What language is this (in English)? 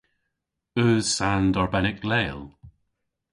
Cornish